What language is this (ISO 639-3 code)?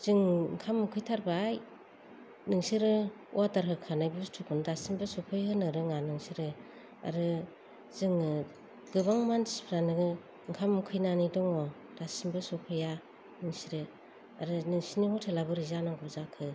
brx